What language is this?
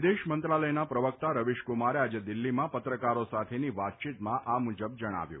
Gujarati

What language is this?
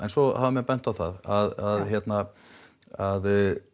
Icelandic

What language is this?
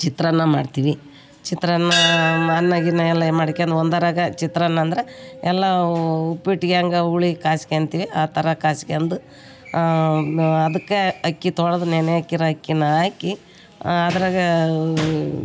Kannada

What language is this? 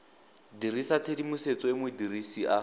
Tswana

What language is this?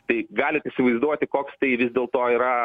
Lithuanian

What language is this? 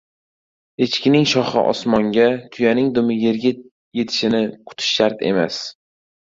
Uzbek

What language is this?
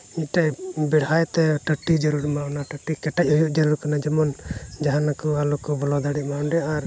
Santali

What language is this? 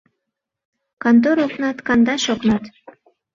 Mari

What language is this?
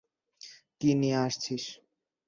Bangla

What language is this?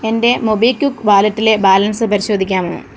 Malayalam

